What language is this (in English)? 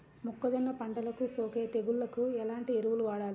Telugu